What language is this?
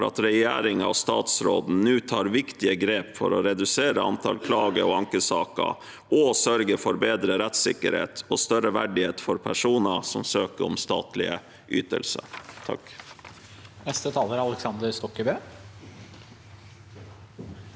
Norwegian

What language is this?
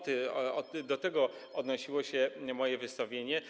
Polish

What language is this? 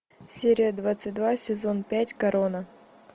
Russian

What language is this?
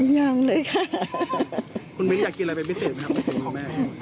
Thai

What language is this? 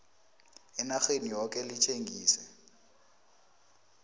South Ndebele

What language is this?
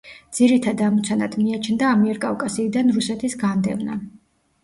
Georgian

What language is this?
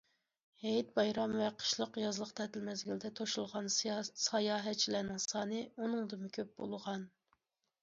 Uyghur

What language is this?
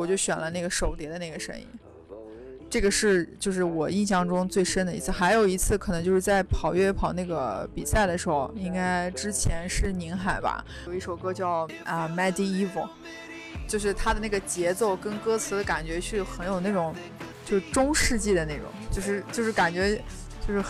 Chinese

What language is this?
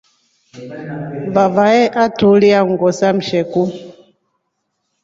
Rombo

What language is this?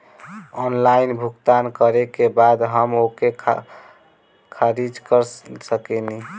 Bhojpuri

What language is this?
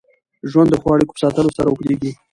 Pashto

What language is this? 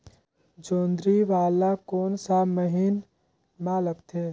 Chhattisgarhi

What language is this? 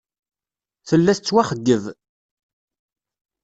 Kabyle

